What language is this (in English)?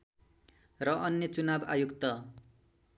Nepali